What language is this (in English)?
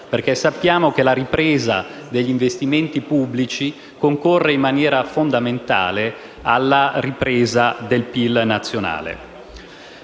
Italian